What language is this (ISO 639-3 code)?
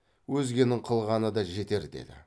kaz